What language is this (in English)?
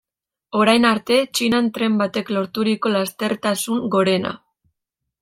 Basque